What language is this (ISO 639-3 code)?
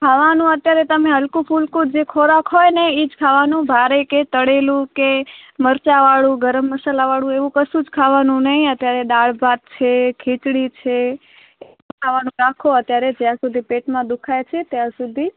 guj